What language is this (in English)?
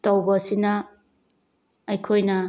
Manipuri